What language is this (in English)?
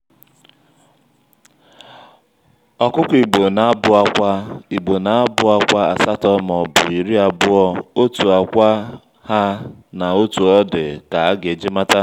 Igbo